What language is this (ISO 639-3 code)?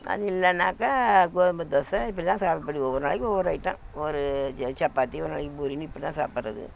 tam